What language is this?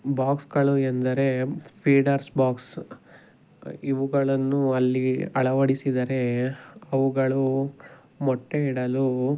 Kannada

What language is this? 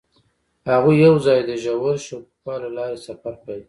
Pashto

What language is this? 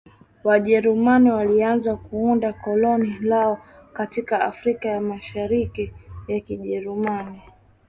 Swahili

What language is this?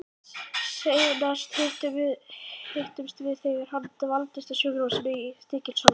Icelandic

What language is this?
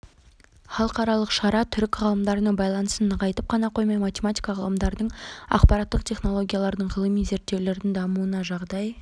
Kazakh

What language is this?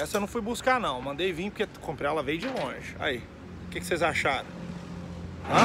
Portuguese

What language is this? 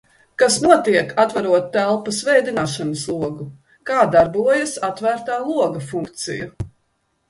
Latvian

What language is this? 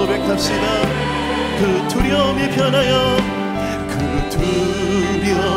Korean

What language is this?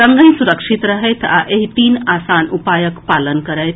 Maithili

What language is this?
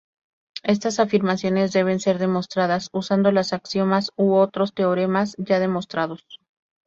Spanish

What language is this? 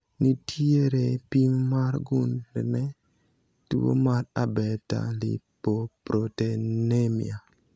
Luo (Kenya and Tanzania)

